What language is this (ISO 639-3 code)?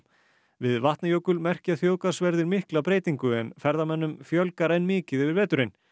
isl